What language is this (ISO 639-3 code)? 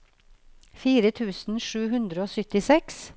nor